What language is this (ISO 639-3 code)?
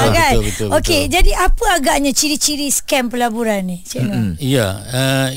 msa